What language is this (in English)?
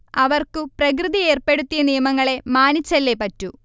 Malayalam